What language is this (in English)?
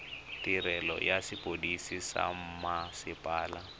Tswana